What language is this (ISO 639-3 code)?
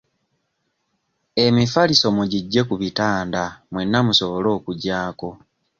lug